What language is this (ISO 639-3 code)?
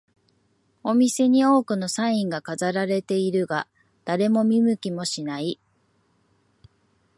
jpn